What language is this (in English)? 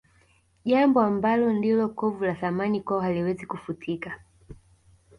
Swahili